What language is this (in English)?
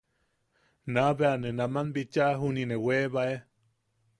Yaqui